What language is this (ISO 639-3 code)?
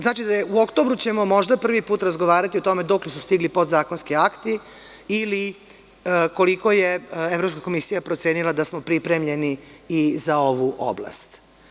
srp